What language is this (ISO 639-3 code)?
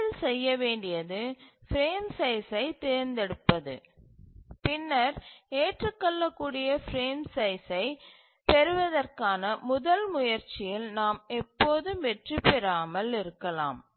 tam